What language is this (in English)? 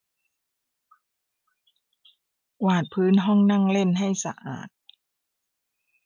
Thai